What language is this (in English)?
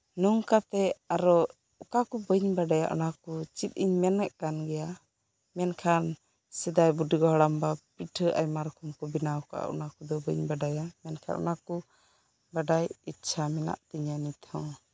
Santali